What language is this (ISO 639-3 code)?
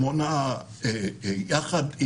heb